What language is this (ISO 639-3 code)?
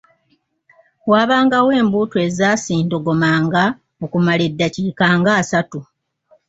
lug